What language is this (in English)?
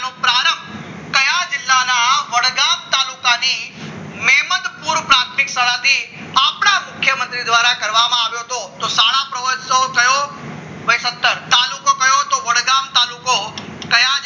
Gujarati